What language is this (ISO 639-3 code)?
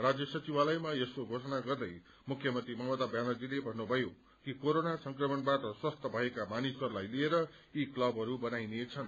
nep